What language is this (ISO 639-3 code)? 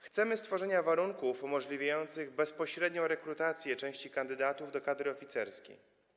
pol